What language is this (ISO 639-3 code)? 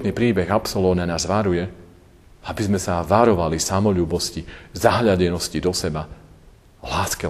slk